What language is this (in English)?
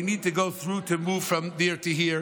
Hebrew